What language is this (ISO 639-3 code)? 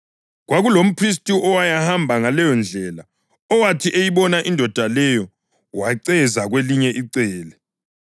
nde